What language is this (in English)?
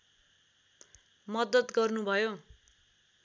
Nepali